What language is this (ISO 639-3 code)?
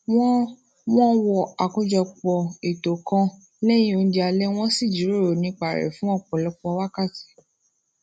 yor